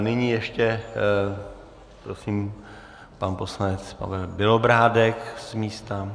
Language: Czech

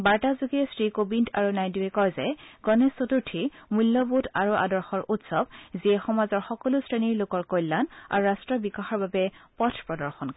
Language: Assamese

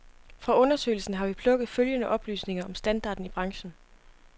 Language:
Danish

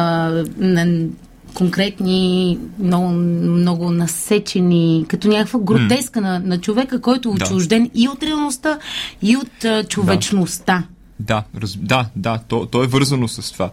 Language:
Bulgarian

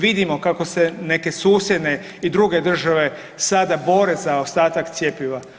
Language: Croatian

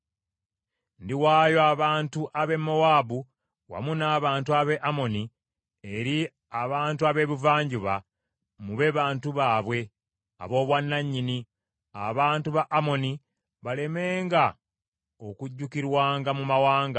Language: Ganda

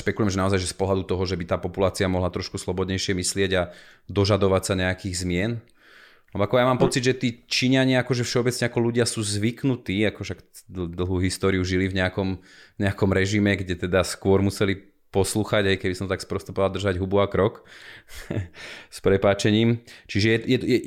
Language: Slovak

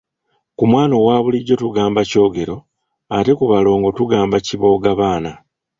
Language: Ganda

